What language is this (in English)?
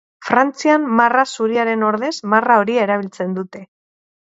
Basque